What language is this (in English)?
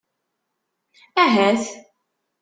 Kabyle